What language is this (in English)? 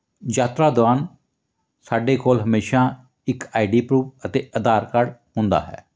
Punjabi